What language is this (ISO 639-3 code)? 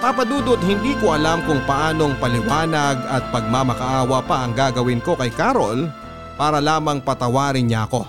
fil